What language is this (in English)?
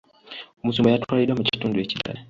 Ganda